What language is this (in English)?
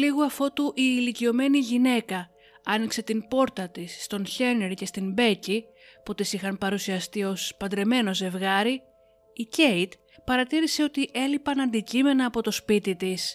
Greek